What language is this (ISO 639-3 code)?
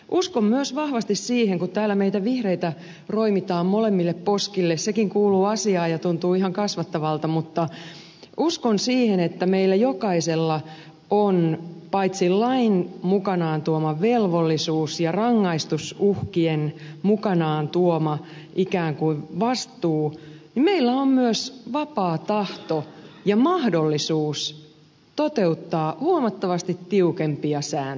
fin